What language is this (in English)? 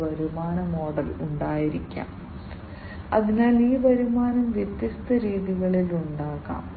Malayalam